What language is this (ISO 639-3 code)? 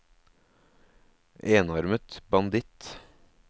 nor